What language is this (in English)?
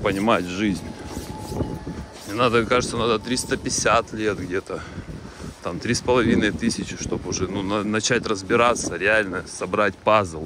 Russian